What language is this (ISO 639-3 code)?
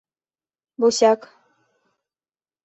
bak